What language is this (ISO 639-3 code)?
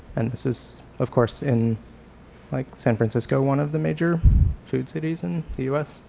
eng